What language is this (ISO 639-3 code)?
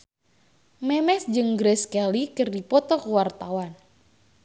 sun